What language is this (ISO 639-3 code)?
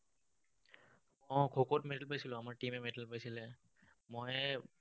asm